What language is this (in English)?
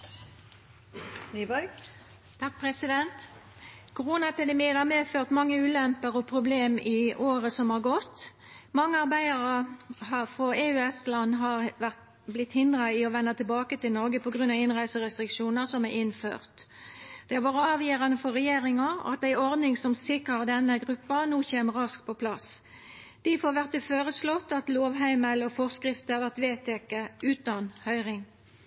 Norwegian Nynorsk